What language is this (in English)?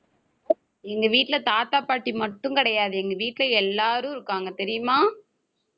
Tamil